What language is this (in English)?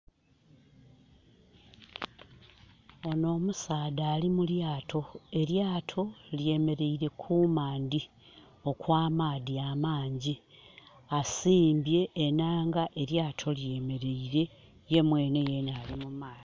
Soga